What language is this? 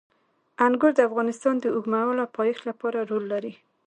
Pashto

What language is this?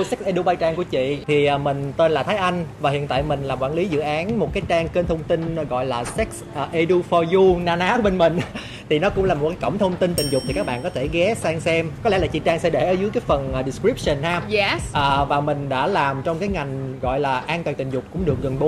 Vietnamese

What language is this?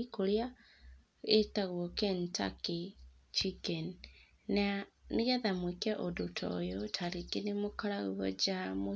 Kikuyu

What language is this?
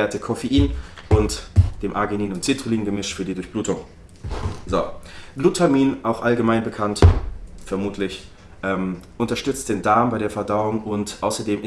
German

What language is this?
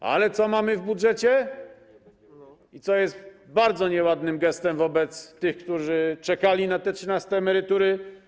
Polish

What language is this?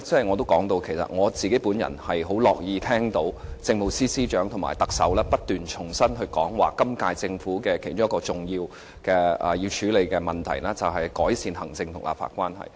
Cantonese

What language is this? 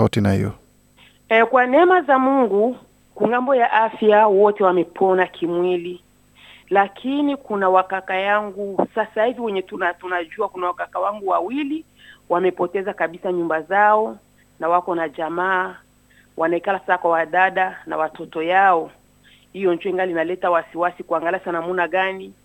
Swahili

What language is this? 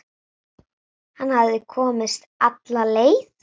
Icelandic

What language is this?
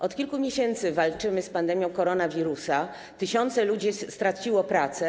Polish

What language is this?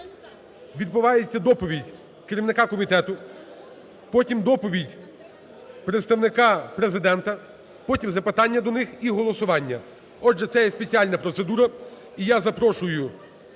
Ukrainian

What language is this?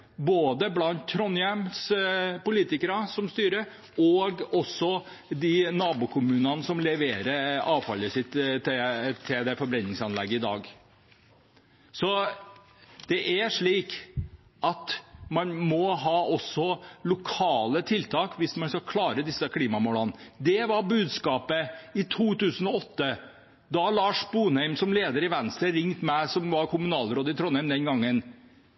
Norwegian Bokmål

